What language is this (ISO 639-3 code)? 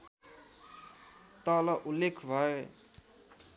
nep